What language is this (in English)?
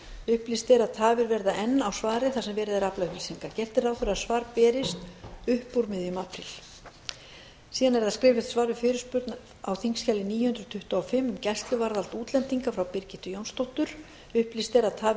Icelandic